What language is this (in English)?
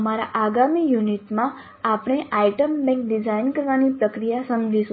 Gujarati